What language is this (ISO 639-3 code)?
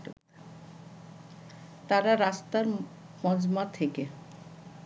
ben